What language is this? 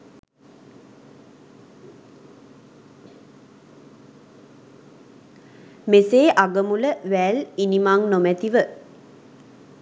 Sinhala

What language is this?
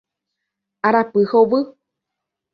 Guarani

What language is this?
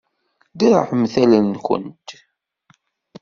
Kabyle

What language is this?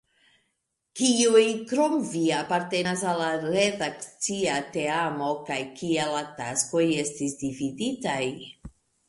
Esperanto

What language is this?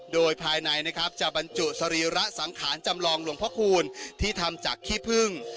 Thai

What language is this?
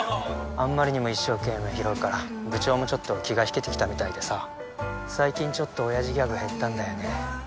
Japanese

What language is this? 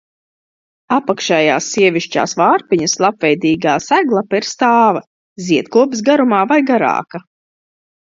Latvian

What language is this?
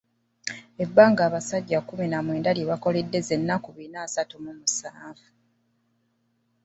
Ganda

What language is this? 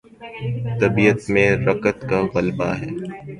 Urdu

